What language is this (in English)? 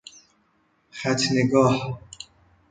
Persian